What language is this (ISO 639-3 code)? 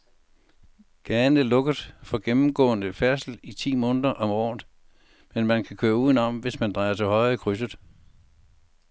dan